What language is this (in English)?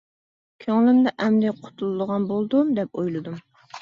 Uyghur